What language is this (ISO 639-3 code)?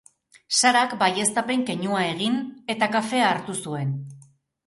eus